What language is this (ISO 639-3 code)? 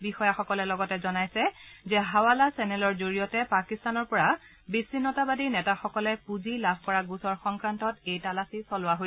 asm